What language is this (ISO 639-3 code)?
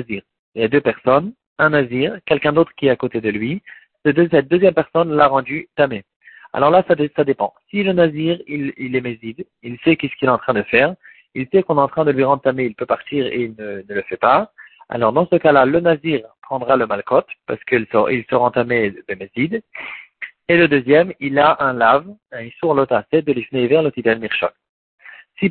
fra